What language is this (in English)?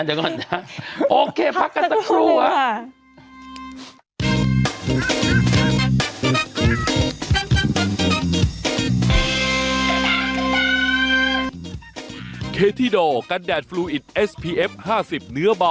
Thai